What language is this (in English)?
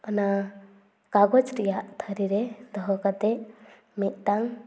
Santali